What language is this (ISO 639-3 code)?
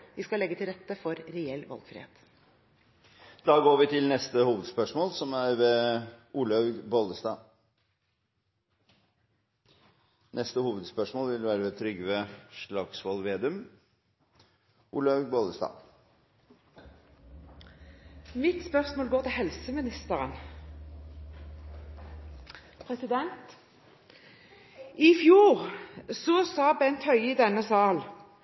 nor